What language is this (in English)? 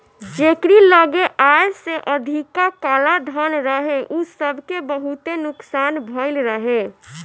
Bhojpuri